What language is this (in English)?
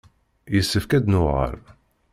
Kabyle